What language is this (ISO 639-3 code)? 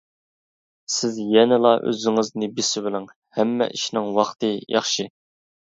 uig